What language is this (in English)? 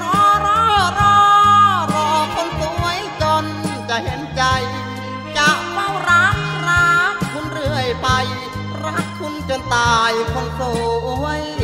Thai